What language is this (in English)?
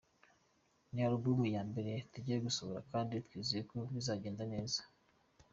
Kinyarwanda